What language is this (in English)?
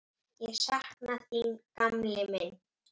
Icelandic